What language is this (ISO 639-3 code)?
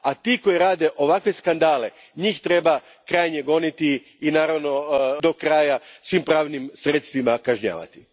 hrv